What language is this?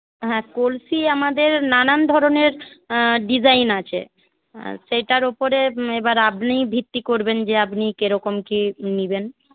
Bangla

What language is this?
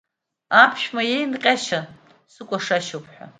Abkhazian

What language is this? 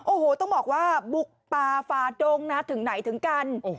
Thai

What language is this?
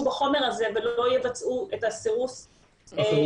Hebrew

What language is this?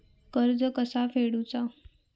Marathi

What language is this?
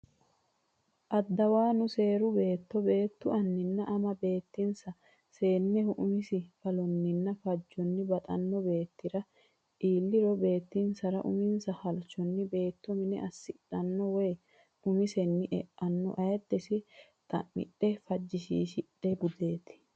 Sidamo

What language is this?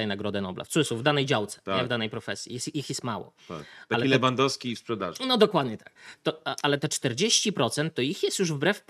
Polish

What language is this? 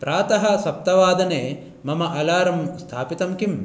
Sanskrit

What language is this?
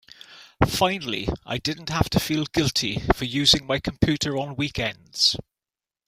English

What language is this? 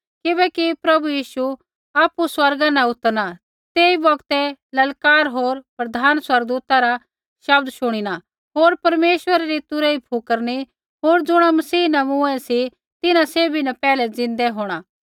Kullu Pahari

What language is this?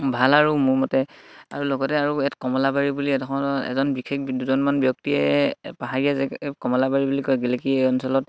Assamese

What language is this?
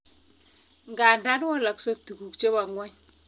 Kalenjin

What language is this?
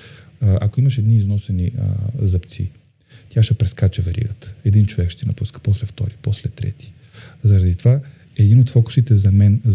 Bulgarian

